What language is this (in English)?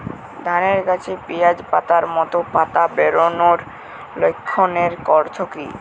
Bangla